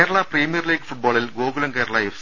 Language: Malayalam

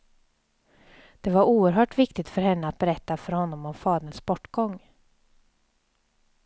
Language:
Swedish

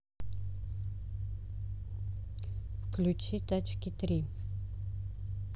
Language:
Russian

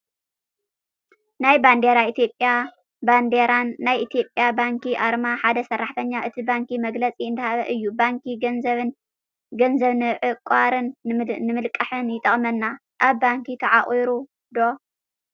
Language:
Tigrinya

